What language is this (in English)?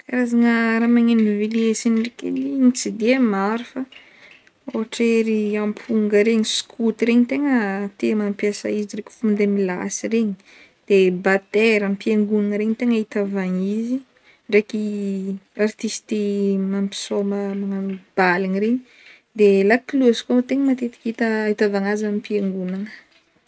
Northern Betsimisaraka Malagasy